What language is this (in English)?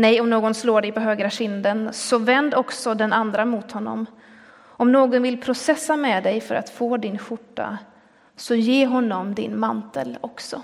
Swedish